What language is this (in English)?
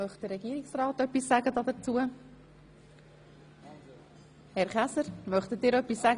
Swiss German